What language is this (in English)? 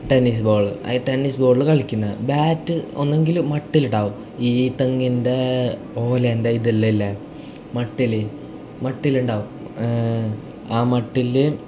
Malayalam